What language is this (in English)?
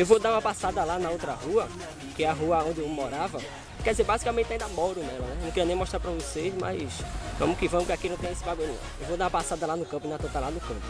Portuguese